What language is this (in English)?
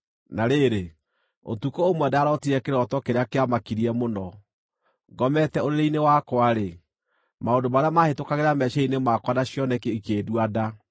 Kikuyu